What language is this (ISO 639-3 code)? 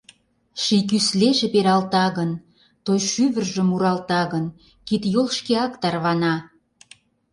chm